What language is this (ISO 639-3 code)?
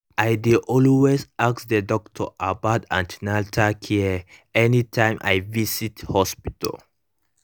pcm